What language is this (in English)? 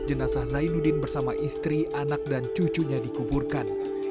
Indonesian